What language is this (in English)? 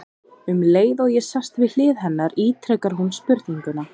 Icelandic